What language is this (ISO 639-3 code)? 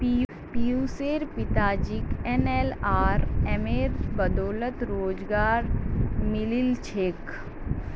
mag